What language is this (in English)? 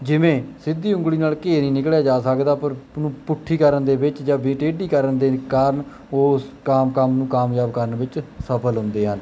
Punjabi